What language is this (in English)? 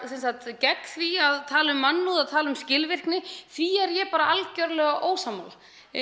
Icelandic